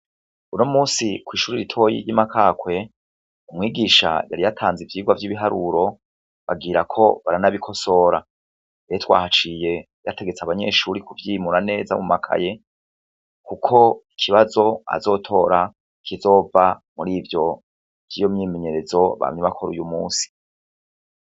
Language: Rundi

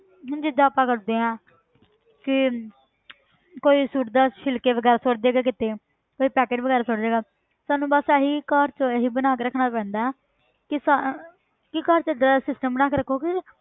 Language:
Punjabi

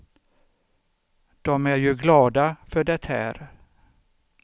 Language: Swedish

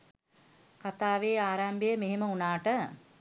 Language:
Sinhala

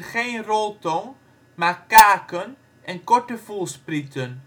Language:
Dutch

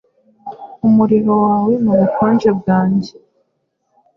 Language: Kinyarwanda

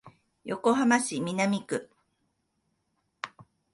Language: Japanese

